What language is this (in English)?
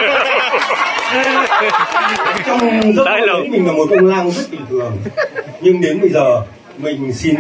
Vietnamese